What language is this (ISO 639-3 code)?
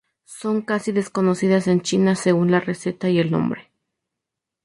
spa